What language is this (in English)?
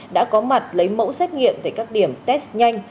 Vietnamese